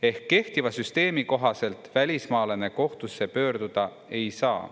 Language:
Estonian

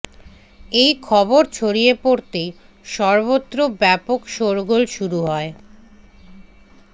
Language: Bangla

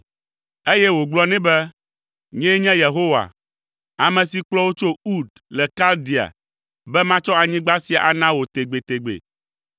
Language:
Ewe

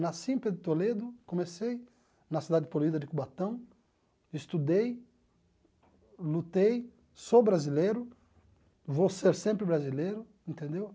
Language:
Portuguese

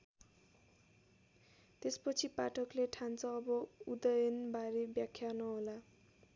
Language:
Nepali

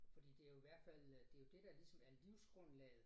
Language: Danish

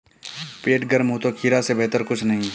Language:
Hindi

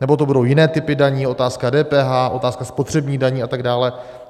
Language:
Czech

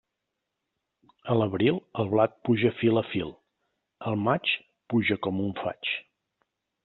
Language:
Catalan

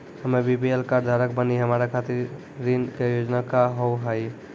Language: Maithili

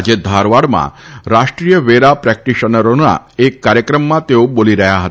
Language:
Gujarati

